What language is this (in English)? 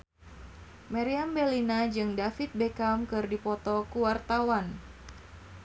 Sundanese